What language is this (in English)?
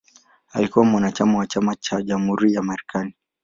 Swahili